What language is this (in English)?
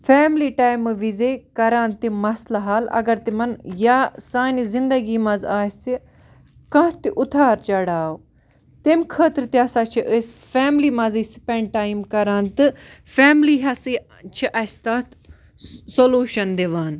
Kashmiri